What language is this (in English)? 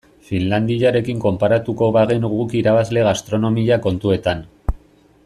Basque